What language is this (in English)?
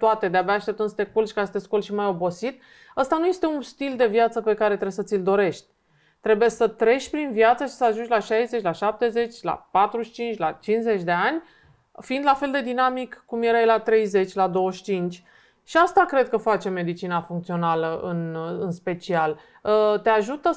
Romanian